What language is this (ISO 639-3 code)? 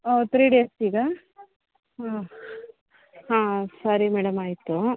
kan